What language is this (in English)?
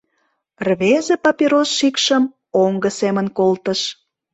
Mari